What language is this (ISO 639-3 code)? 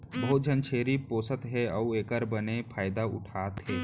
hne